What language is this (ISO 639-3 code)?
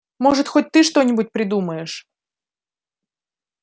rus